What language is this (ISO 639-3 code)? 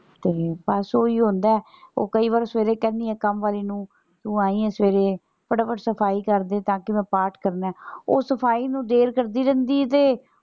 pan